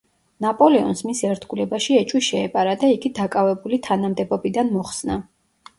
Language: Georgian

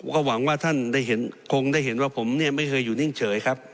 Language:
Thai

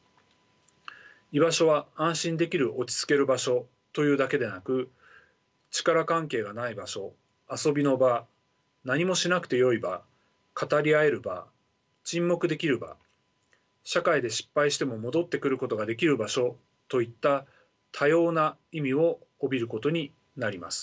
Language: Japanese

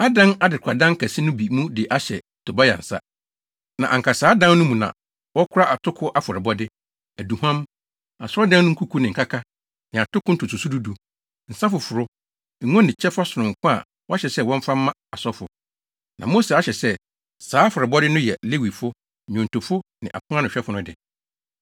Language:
Akan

